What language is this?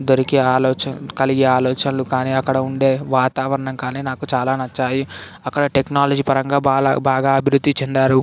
Telugu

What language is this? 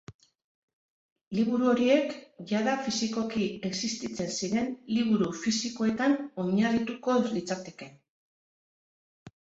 Basque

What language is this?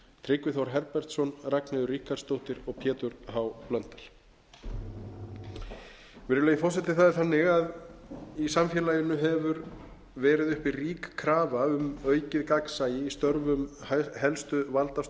Icelandic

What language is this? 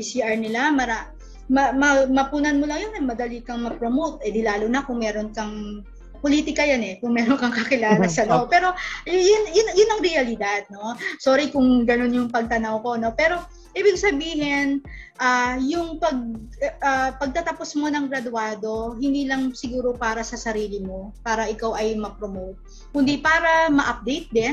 Filipino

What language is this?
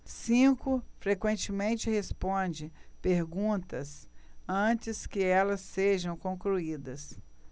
Portuguese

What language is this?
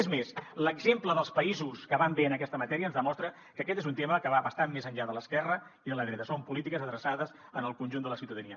Catalan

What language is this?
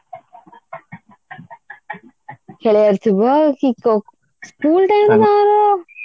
Odia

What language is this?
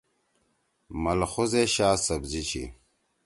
Torwali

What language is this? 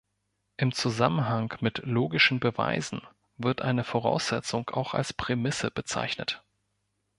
German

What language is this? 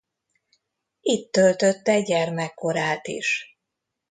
Hungarian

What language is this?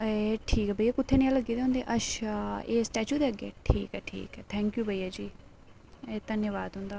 Dogri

